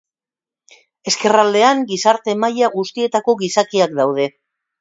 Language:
Basque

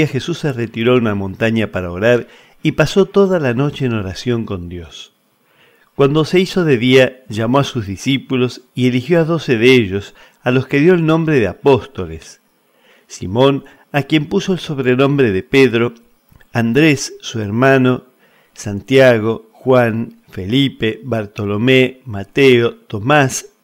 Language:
Spanish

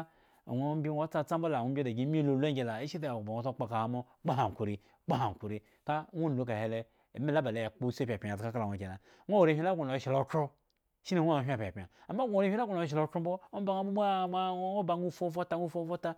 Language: Eggon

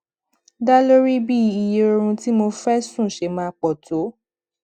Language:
Yoruba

